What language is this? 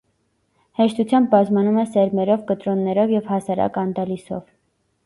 Armenian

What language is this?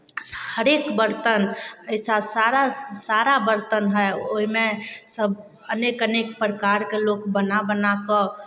Maithili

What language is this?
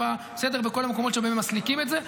Hebrew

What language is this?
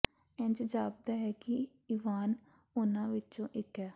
Punjabi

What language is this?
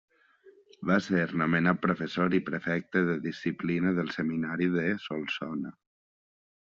Catalan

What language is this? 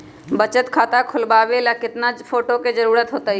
Magahi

